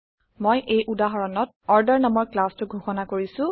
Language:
Assamese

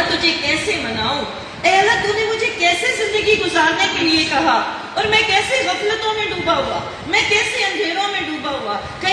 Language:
Hindi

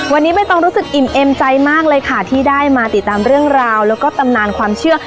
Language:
Thai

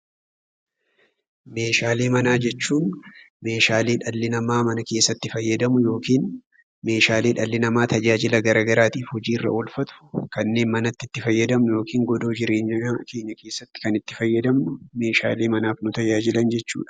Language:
Oromo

